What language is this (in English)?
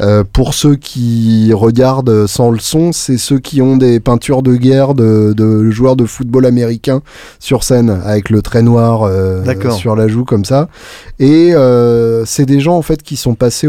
French